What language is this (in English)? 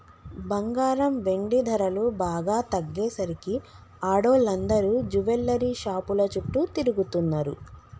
Telugu